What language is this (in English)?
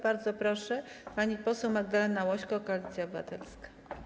Polish